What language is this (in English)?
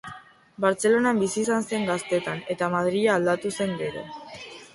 Basque